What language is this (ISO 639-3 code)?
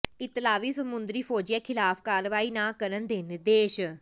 pan